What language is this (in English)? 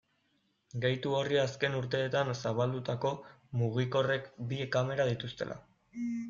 Basque